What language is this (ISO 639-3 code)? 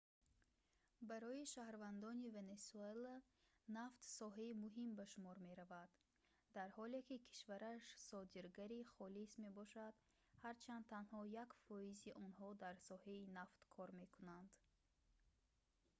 tgk